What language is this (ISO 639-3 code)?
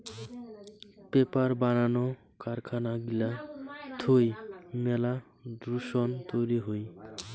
ben